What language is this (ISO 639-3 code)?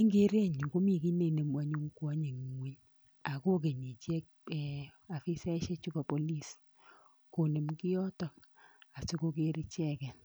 kln